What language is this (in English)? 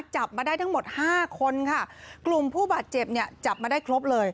Thai